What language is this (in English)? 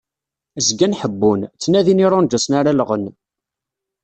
Kabyle